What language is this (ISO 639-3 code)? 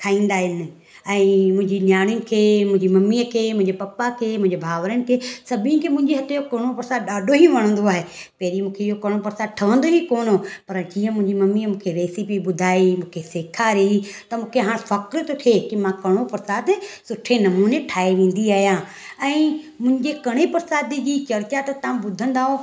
snd